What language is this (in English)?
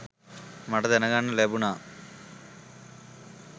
Sinhala